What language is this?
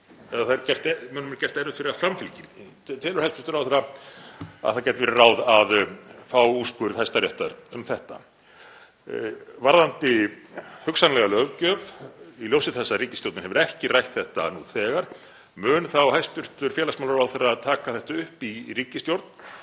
Icelandic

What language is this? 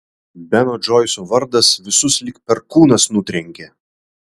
Lithuanian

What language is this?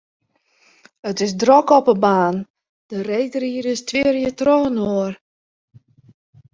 Western Frisian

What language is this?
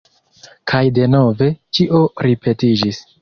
Esperanto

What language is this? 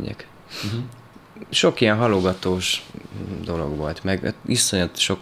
Hungarian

